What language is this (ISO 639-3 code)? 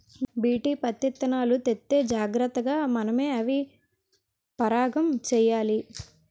tel